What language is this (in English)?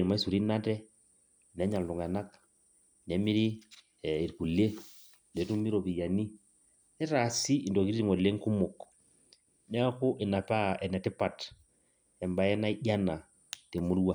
Masai